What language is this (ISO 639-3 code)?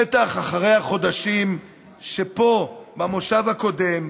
heb